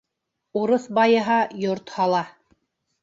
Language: Bashkir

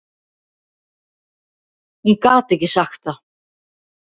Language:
Icelandic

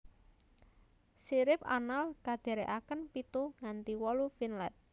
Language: Javanese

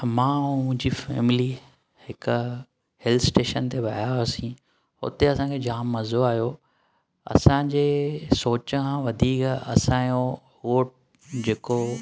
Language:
Sindhi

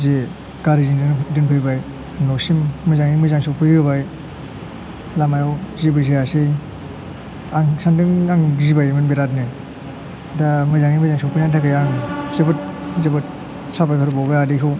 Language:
Bodo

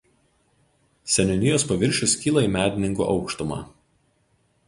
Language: Lithuanian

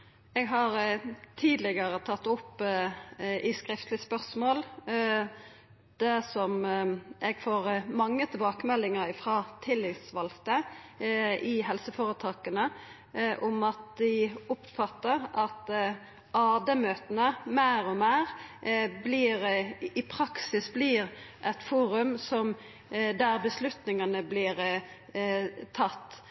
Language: Norwegian Nynorsk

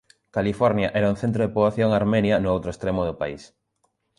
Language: Galician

